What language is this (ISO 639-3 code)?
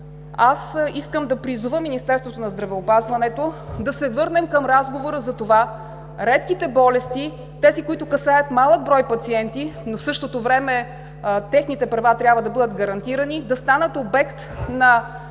bul